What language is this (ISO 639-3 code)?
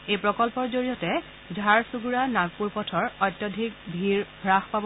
asm